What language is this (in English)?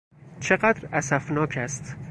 Persian